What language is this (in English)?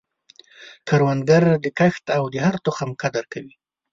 Pashto